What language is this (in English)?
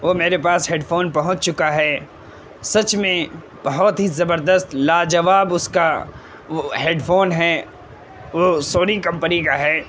Urdu